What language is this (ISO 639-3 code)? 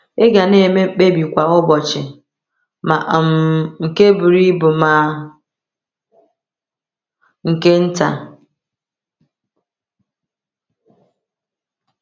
ibo